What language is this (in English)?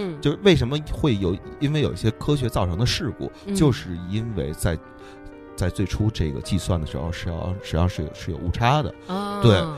Chinese